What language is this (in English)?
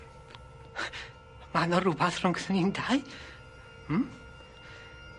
Welsh